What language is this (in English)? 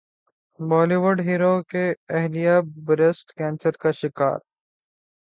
Urdu